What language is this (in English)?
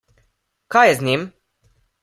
Slovenian